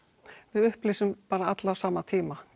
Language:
Icelandic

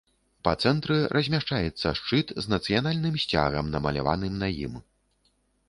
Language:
Belarusian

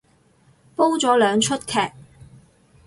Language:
Cantonese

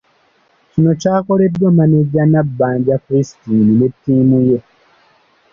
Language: Ganda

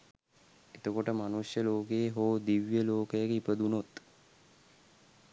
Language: Sinhala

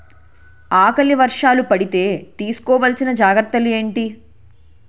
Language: Telugu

